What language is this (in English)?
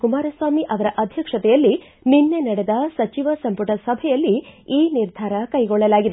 Kannada